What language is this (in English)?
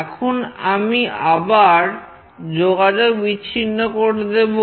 Bangla